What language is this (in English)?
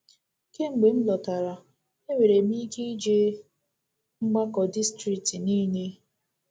Igbo